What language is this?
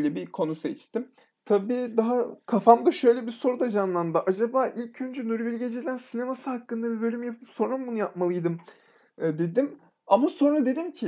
Turkish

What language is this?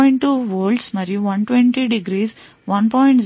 Telugu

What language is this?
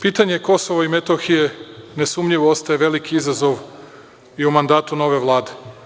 Serbian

